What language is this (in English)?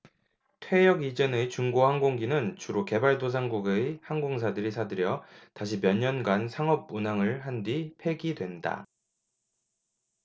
Korean